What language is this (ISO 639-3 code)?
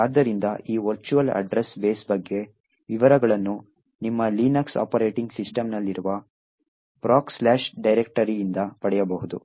kan